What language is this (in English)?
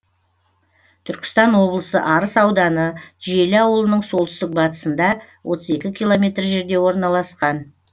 Kazakh